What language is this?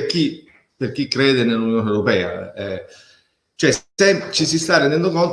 Italian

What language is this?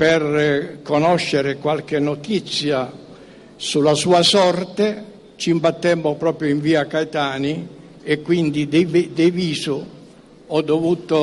Italian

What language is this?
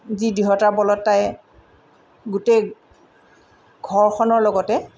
Assamese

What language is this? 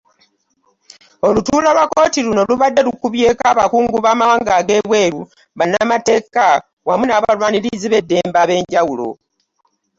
Ganda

